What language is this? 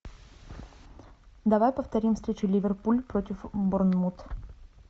Russian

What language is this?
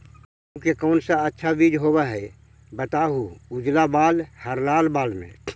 Magahi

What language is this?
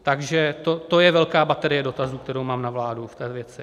Czech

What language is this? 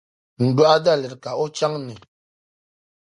Dagbani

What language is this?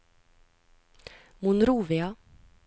Norwegian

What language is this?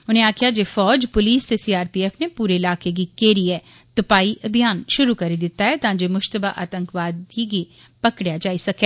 Dogri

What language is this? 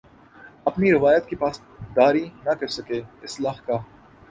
Urdu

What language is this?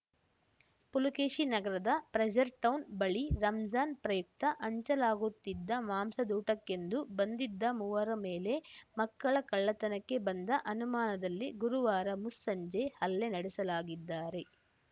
Kannada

